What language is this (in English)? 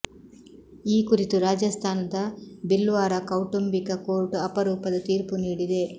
Kannada